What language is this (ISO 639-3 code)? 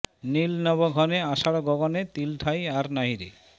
ben